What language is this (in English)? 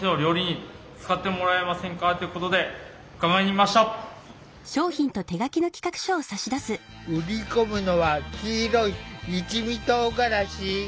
Japanese